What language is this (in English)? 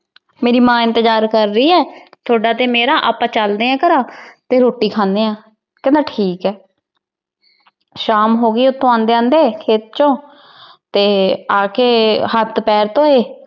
Punjabi